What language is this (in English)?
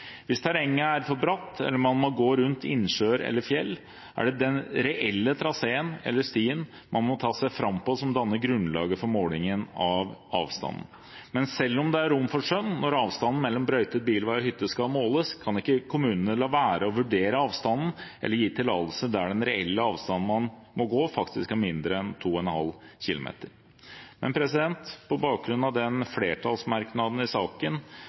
Norwegian Bokmål